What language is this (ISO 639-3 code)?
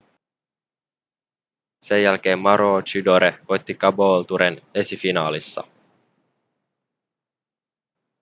fin